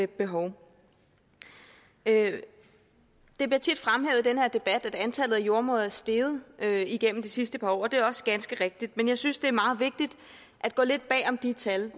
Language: Danish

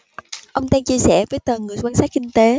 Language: Vietnamese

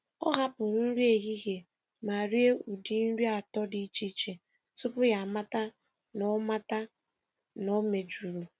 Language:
Igbo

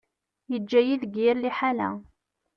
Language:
Kabyle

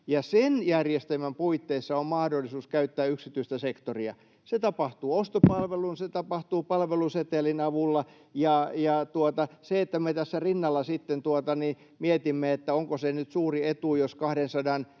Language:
Finnish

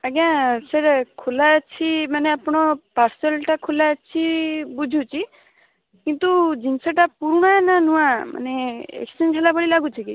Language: Odia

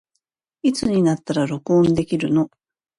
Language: Japanese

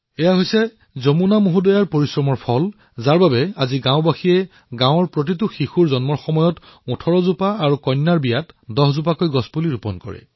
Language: Assamese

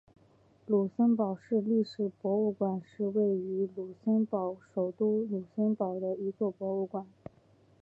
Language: Chinese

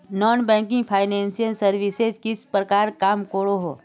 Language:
Magahi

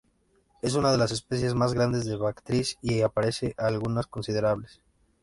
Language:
Spanish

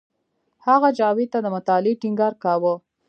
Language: Pashto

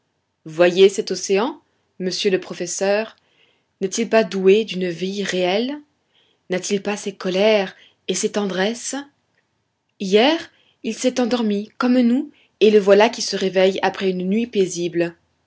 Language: French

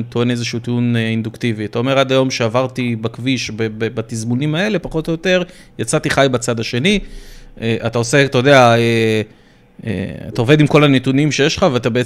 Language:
Hebrew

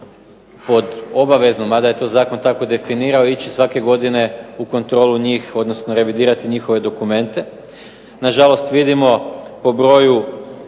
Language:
Croatian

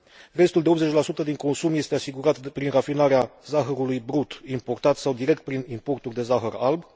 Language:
Romanian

